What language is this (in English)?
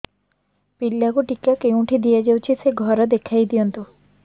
Odia